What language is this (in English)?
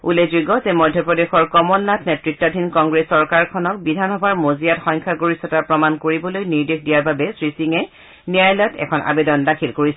Assamese